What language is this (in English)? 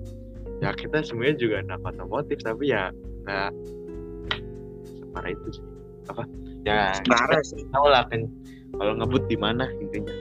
Indonesian